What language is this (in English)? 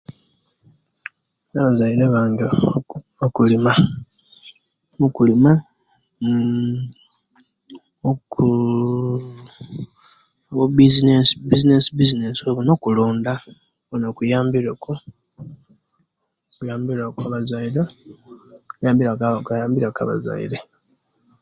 Kenyi